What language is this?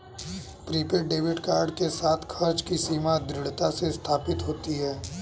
Hindi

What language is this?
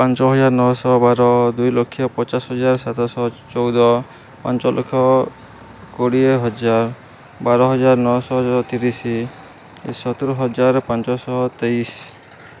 Odia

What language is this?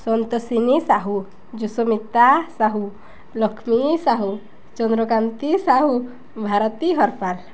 Odia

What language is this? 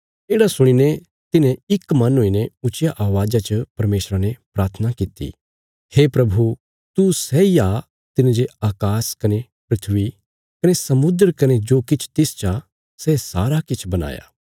Bilaspuri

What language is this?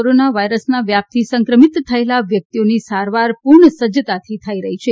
Gujarati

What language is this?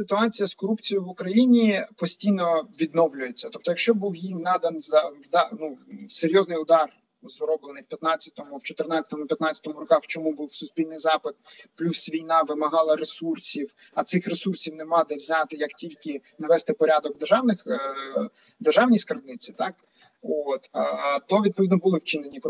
Ukrainian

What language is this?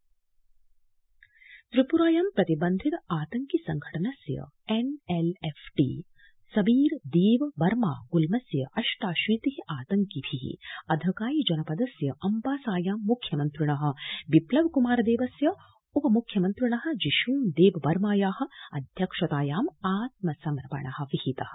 Sanskrit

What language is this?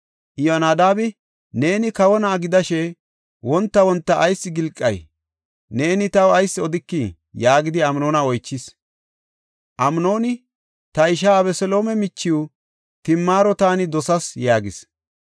Gofa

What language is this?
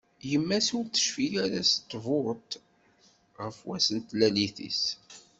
Kabyle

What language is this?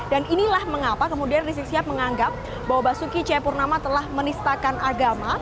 Indonesian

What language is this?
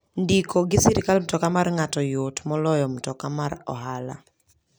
Luo (Kenya and Tanzania)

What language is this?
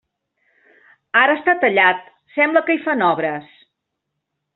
Catalan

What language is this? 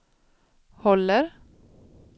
Swedish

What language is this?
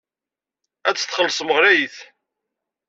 Kabyle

